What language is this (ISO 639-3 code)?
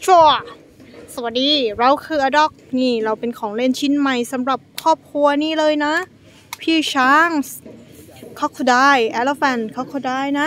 tha